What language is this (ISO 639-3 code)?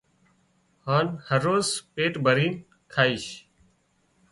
kxp